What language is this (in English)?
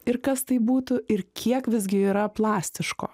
Lithuanian